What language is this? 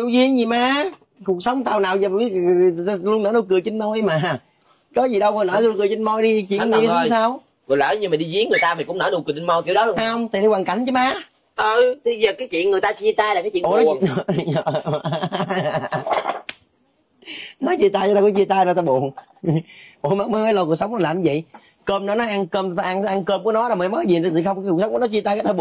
Vietnamese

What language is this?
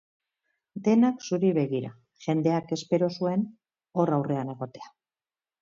Basque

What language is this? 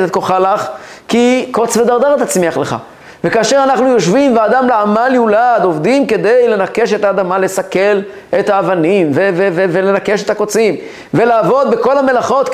Hebrew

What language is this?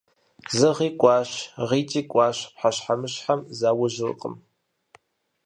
Kabardian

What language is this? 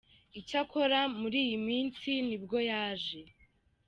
Kinyarwanda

